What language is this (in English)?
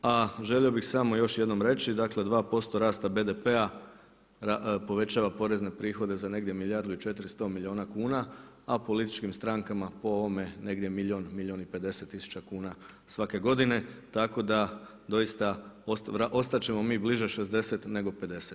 Croatian